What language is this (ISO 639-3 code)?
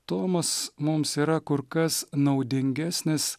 lit